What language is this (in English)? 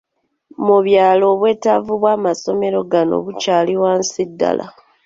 Ganda